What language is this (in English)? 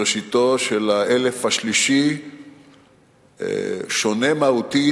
Hebrew